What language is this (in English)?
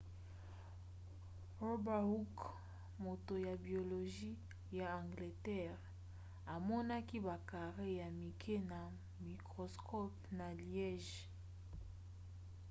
Lingala